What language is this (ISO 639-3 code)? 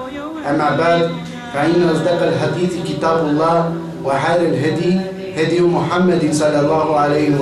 ara